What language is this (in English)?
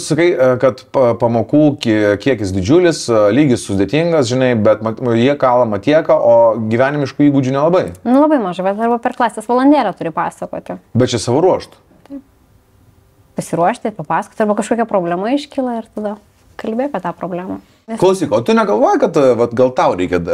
Lithuanian